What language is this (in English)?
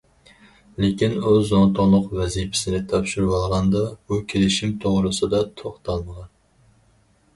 Uyghur